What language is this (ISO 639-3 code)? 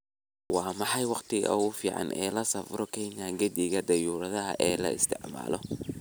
som